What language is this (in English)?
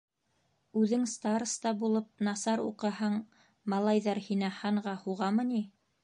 Bashkir